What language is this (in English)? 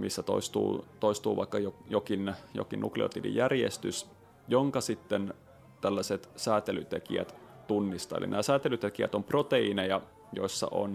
Finnish